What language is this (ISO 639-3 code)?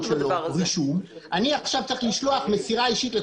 heb